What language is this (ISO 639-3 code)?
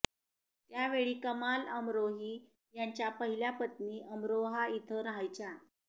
mar